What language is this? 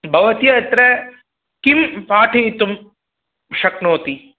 Sanskrit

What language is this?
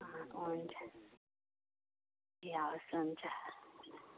Nepali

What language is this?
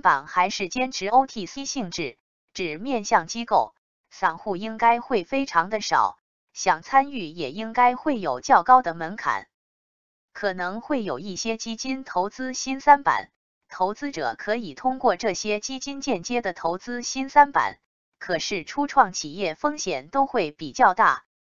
Chinese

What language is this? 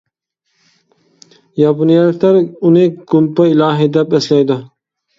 Uyghur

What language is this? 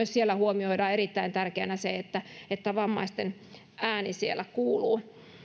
Finnish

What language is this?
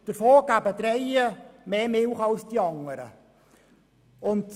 Swiss German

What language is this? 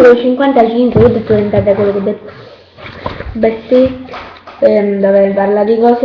Italian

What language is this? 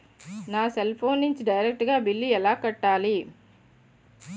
Telugu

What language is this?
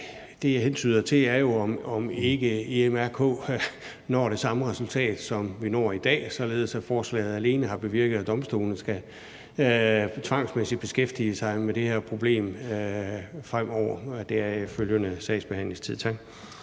Danish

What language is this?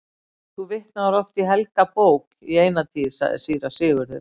Icelandic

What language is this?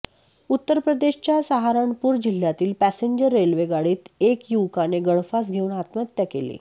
Marathi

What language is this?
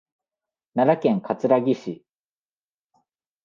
Japanese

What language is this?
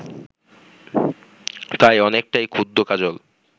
Bangla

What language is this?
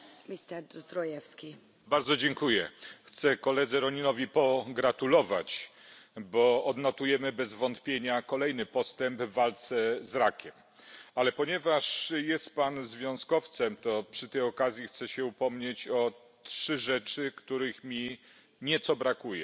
Polish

